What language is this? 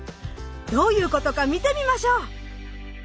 Japanese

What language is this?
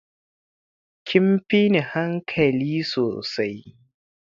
Hausa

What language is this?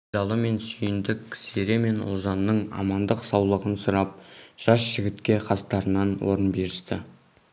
Kazakh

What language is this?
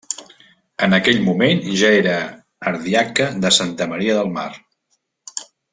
Catalan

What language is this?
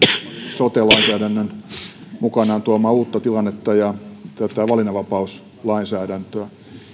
Finnish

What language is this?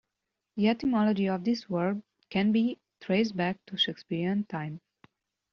English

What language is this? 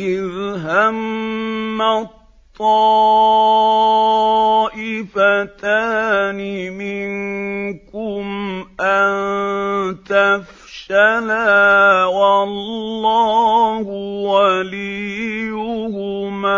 Arabic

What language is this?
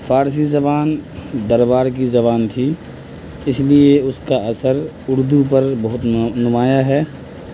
Urdu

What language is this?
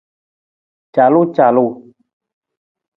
Nawdm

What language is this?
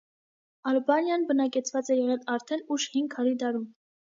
Armenian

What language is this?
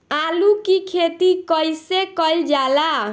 Bhojpuri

